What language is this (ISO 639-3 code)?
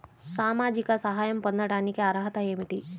tel